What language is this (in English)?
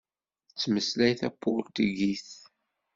Kabyle